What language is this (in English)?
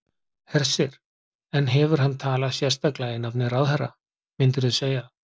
Icelandic